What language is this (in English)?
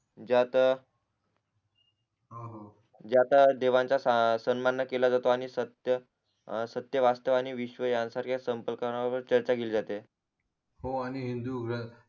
Marathi